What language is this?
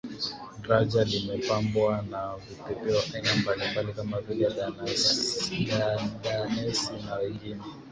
Swahili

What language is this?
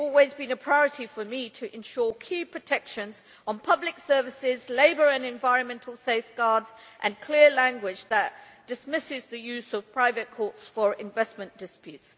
English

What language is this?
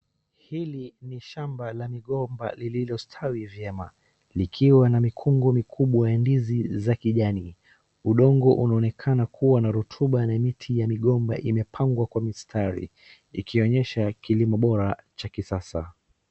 Swahili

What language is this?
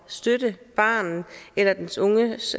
Danish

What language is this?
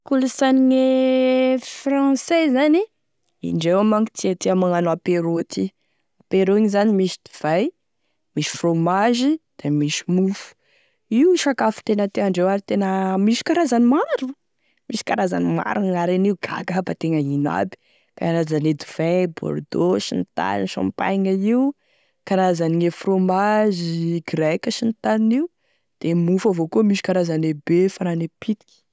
Tesaka Malagasy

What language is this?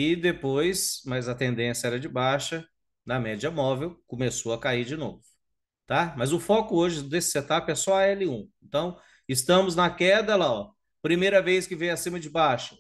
Portuguese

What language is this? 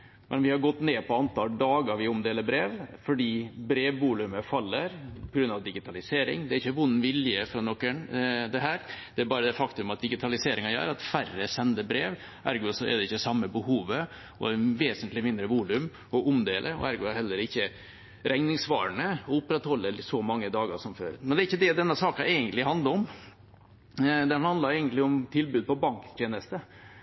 Norwegian Bokmål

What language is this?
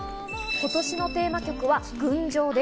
Japanese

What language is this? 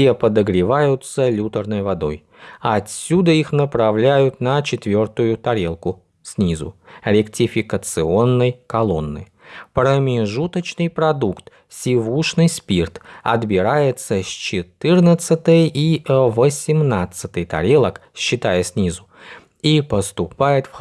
Russian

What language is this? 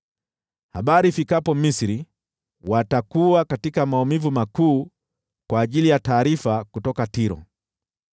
Swahili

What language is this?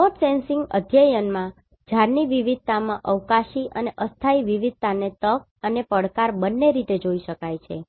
Gujarati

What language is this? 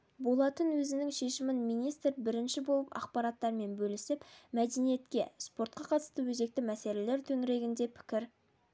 Kazakh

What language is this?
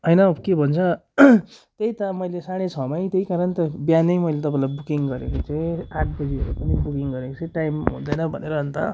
Nepali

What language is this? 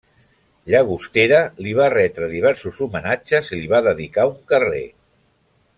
Catalan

